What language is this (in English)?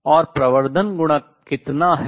Hindi